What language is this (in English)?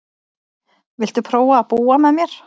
Icelandic